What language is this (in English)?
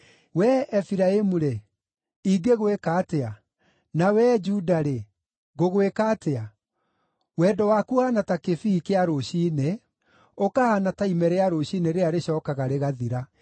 Kikuyu